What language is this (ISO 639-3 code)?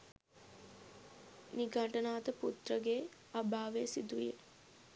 sin